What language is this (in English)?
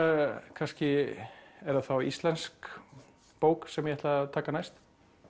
Icelandic